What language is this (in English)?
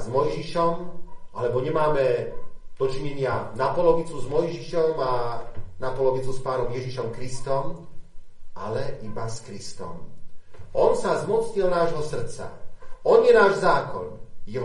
Slovak